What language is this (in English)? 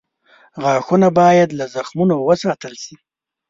Pashto